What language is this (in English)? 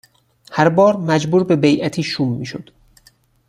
Persian